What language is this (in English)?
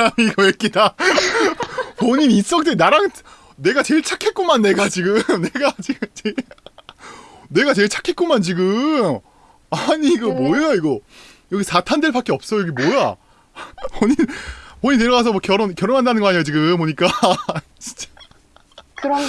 Korean